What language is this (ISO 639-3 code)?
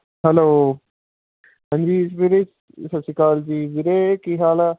pan